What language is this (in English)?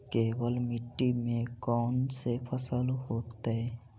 Magahi